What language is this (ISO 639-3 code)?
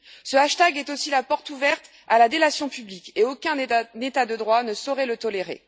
fra